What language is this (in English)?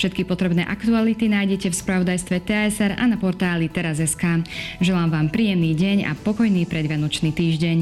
Slovak